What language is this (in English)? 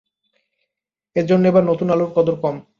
Bangla